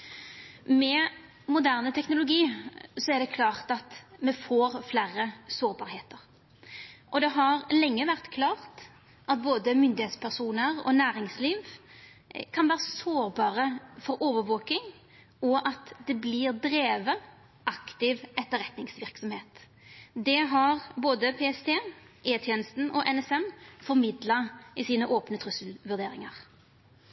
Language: Norwegian Nynorsk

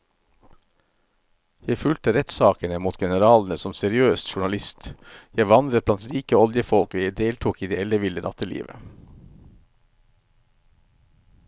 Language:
Norwegian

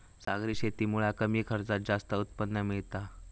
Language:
Marathi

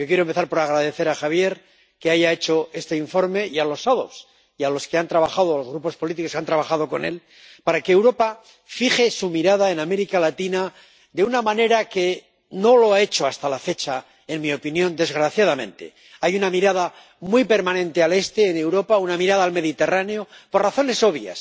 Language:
Spanish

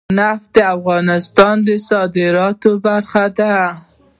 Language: Pashto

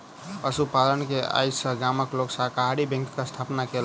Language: Maithili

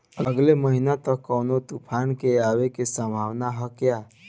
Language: Bhojpuri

